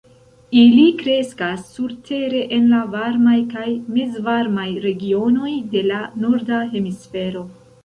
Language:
Esperanto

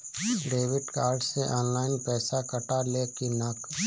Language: Bhojpuri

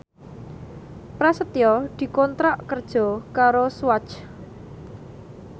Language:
Javanese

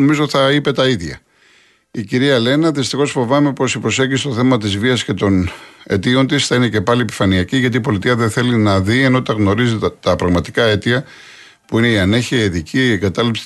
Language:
Greek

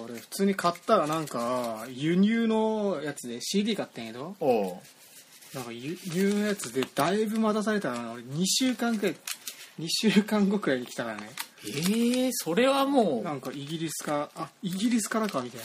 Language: Japanese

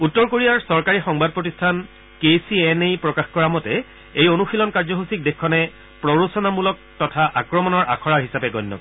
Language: Assamese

